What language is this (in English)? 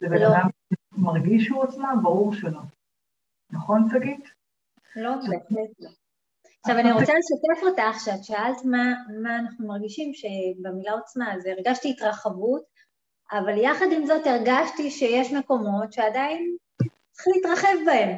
Hebrew